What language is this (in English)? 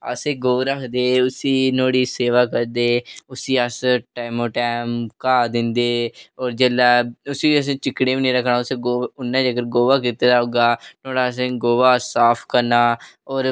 Dogri